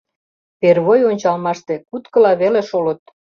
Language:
Mari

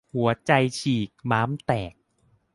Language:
Thai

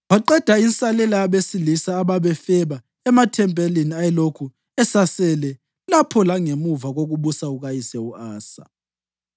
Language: North Ndebele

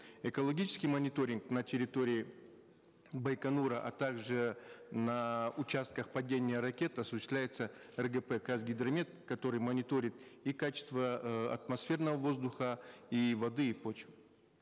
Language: Kazakh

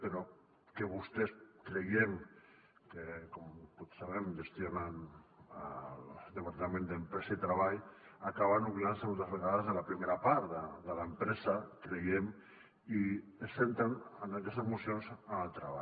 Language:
Catalan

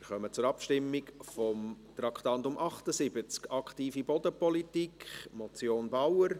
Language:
Swiss German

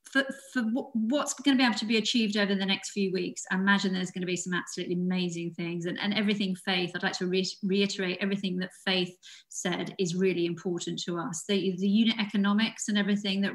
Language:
English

